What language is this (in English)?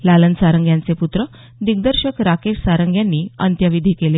Marathi